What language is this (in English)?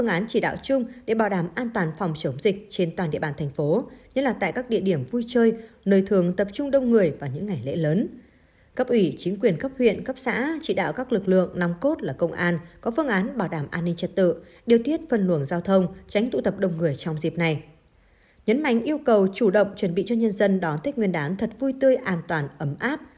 Vietnamese